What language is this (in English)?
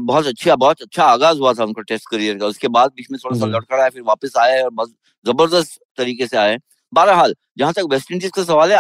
Hindi